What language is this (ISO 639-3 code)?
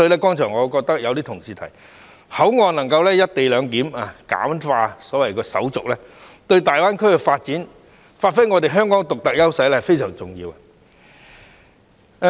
yue